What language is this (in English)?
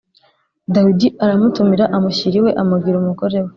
Kinyarwanda